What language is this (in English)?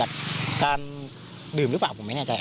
Thai